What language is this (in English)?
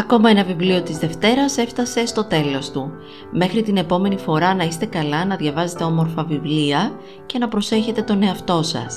Greek